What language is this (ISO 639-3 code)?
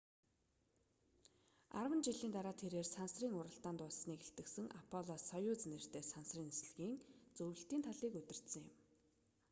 mon